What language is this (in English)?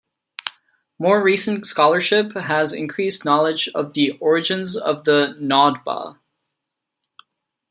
English